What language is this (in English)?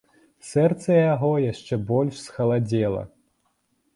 Belarusian